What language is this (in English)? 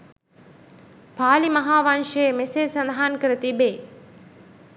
Sinhala